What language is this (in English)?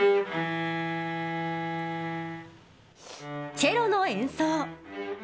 Japanese